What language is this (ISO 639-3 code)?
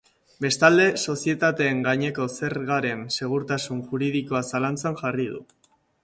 eus